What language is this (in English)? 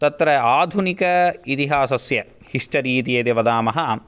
Sanskrit